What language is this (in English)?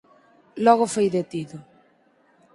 Galician